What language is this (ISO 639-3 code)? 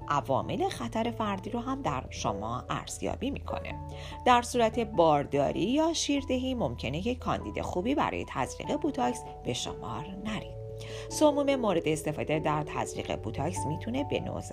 fas